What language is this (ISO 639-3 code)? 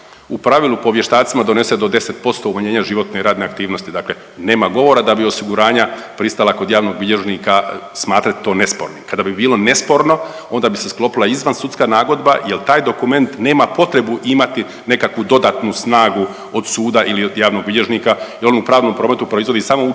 hrv